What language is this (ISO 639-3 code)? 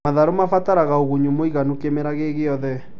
kik